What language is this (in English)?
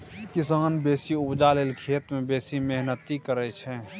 Maithili